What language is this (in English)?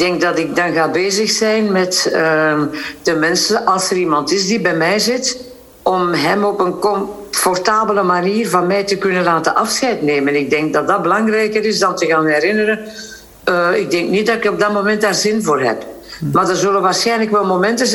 Dutch